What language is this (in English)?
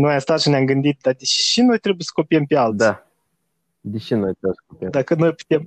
Romanian